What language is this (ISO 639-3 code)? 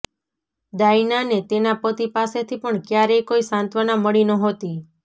guj